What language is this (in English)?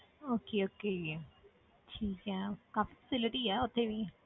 Punjabi